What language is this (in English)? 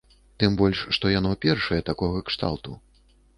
Belarusian